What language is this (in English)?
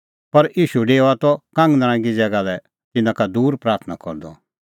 Kullu Pahari